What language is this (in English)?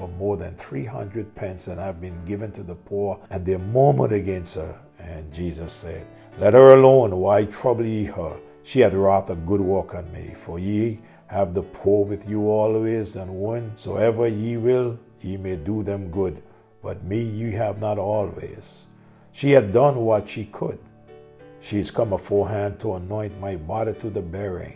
English